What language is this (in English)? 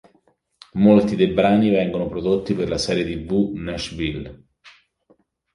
Italian